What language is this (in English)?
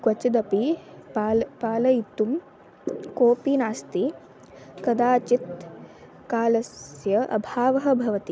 Sanskrit